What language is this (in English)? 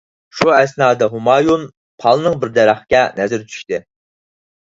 Uyghur